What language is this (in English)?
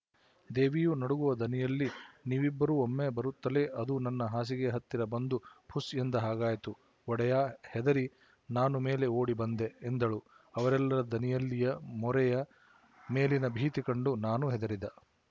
Kannada